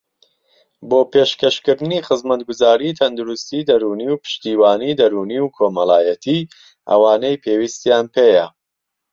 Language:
Central Kurdish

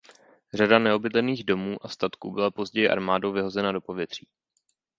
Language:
Czech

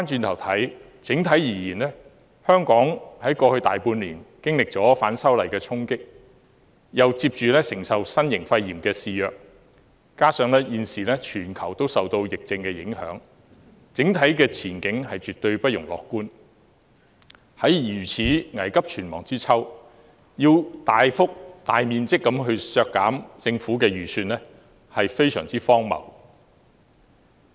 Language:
Cantonese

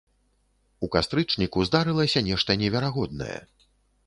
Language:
Belarusian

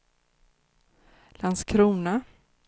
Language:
Swedish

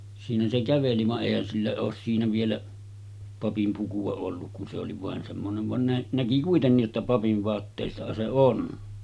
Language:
Finnish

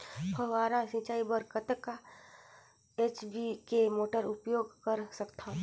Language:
Chhattisgarhi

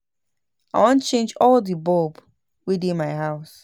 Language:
Nigerian Pidgin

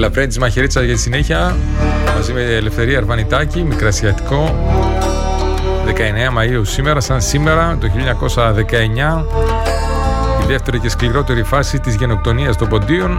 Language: Greek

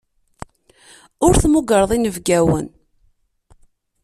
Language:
Kabyle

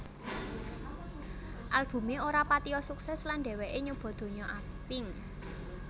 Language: Javanese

